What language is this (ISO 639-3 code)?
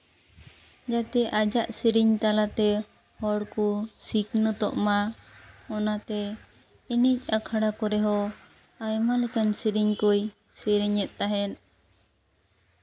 sat